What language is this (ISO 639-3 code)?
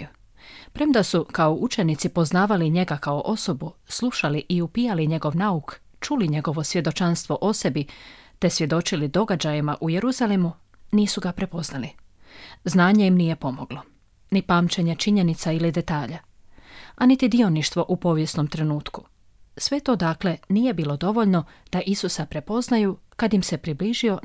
hrv